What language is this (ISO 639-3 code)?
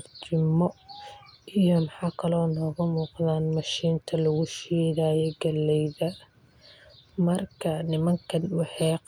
som